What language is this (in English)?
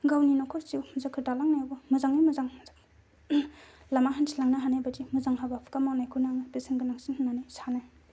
Bodo